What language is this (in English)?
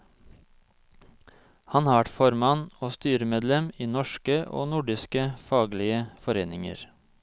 Norwegian